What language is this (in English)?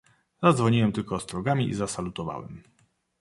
Polish